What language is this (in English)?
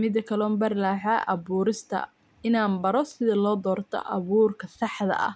Somali